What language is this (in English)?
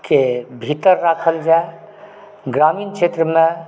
Maithili